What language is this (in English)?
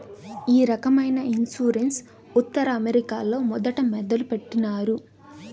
Telugu